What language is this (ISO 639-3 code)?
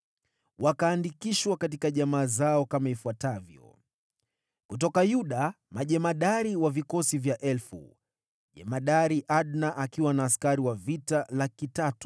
swa